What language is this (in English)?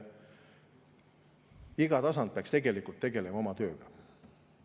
Estonian